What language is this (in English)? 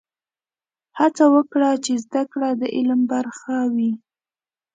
Pashto